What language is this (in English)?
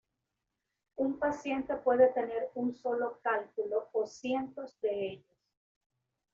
Spanish